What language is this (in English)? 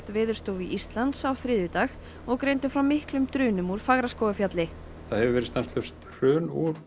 Icelandic